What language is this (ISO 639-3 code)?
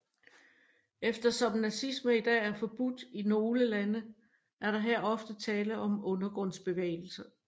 dan